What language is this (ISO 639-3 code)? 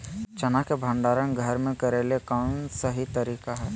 mag